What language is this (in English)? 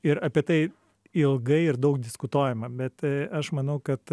Lithuanian